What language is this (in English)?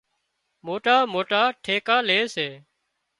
Wadiyara Koli